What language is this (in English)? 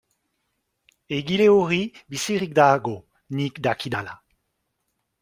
Basque